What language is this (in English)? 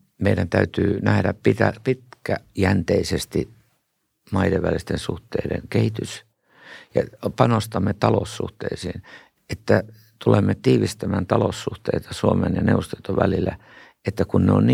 Finnish